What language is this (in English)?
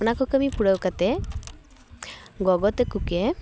Santali